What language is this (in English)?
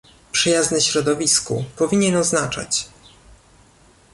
Polish